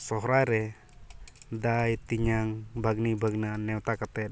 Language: Santali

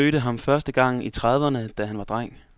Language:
Danish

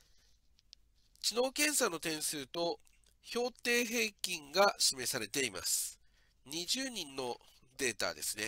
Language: Japanese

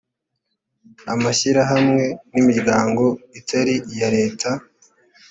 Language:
Kinyarwanda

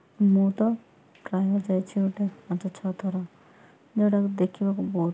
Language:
Odia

